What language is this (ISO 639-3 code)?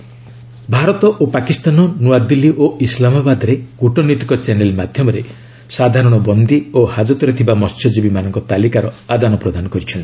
ori